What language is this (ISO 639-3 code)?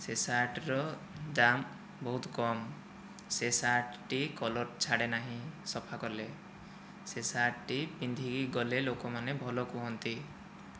ori